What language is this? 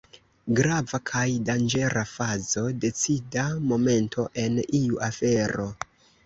Esperanto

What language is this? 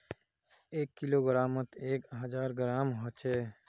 Magahi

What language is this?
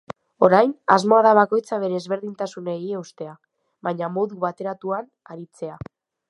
Basque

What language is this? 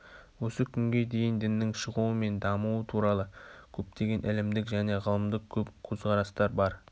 Kazakh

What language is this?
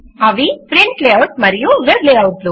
Telugu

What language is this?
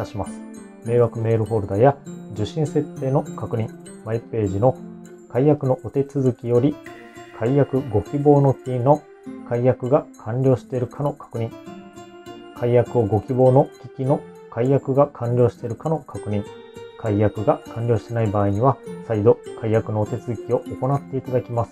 Japanese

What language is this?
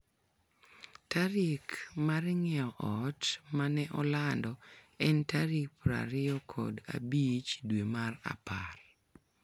Luo (Kenya and Tanzania)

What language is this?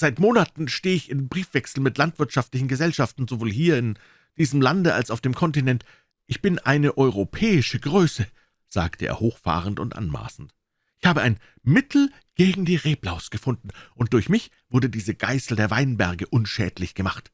German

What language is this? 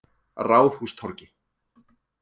Icelandic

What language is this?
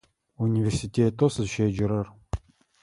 Adyghe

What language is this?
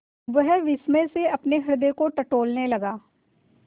Hindi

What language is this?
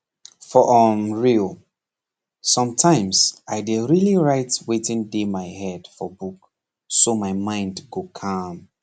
Nigerian Pidgin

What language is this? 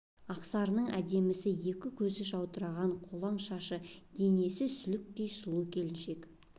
Kazakh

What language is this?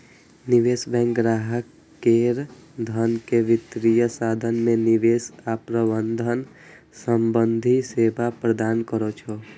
Maithili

